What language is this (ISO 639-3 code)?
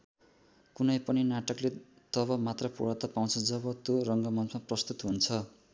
nep